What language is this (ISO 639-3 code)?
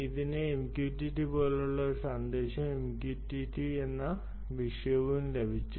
mal